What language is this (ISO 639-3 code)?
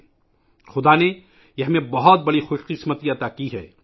urd